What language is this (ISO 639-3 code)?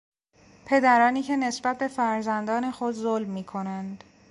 fas